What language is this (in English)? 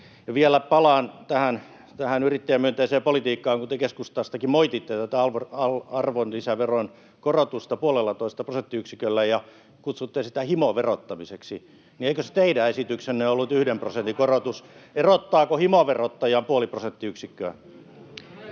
Finnish